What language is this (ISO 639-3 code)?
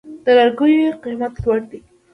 pus